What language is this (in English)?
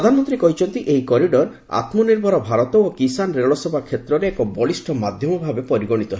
Odia